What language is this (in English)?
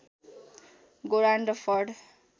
Nepali